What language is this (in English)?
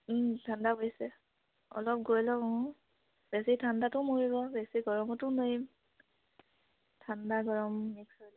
Assamese